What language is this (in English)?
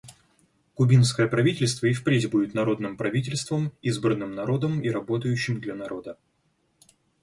Russian